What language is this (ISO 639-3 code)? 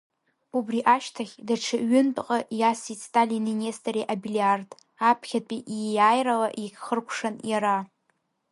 abk